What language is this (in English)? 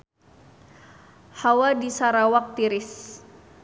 Sundanese